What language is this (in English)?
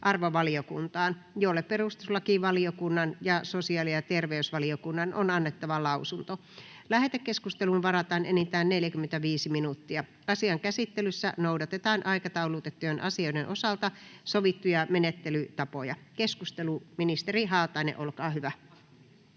Finnish